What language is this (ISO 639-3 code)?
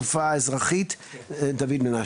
heb